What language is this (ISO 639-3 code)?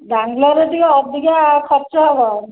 ori